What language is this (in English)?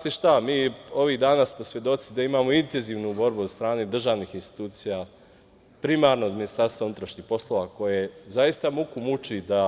Serbian